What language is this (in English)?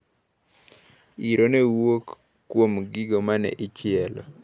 Luo (Kenya and Tanzania)